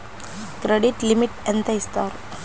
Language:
Telugu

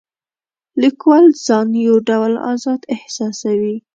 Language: Pashto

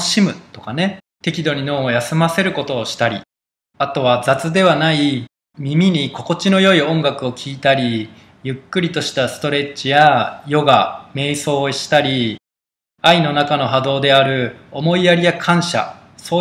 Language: Japanese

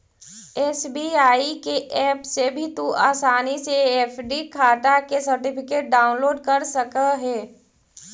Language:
Magahi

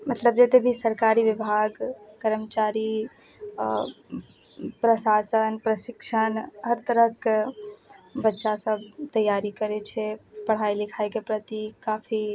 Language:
Maithili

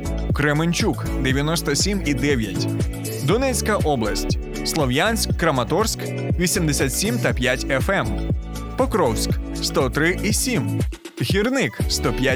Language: Ukrainian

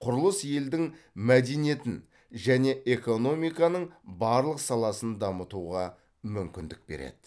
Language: Kazakh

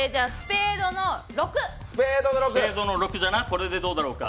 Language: Japanese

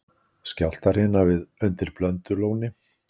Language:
Icelandic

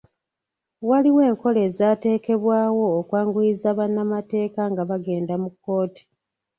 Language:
Ganda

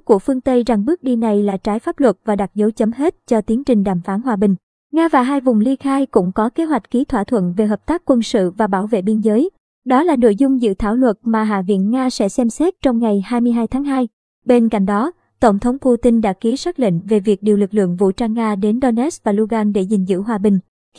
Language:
Vietnamese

